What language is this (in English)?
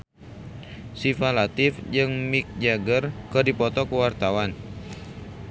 Sundanese